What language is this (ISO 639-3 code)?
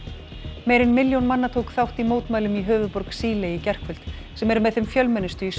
isl